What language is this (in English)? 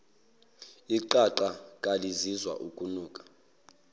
Zulu